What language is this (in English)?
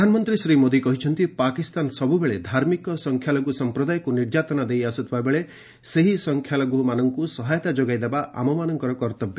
Odia